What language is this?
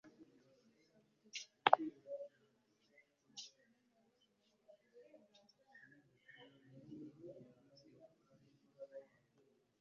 Kinyarwanda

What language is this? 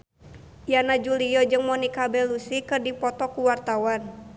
Sundanese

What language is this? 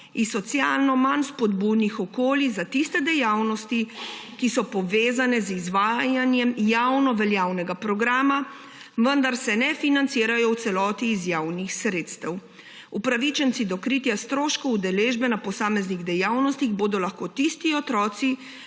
Slovenian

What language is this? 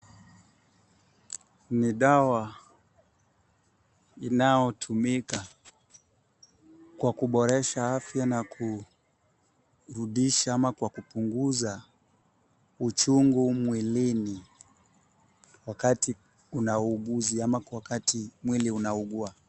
Swahili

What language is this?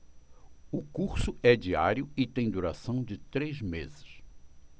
Portuguese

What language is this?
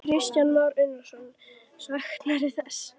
Icelandic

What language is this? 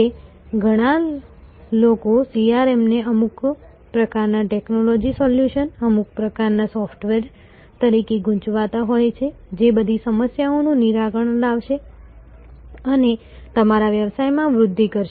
Gujarati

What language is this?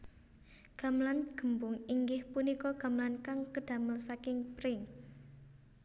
Javanese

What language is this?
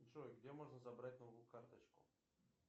Russian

